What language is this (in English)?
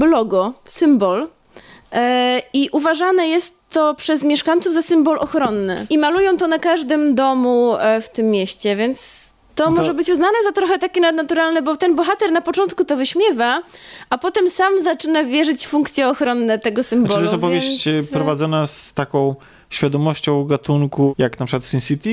Polish